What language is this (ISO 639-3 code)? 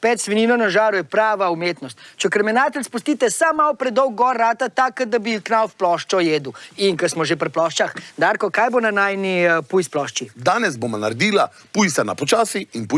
slv